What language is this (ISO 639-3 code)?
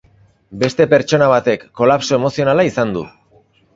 eus